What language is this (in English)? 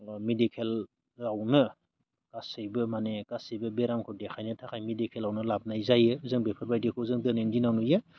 Bodo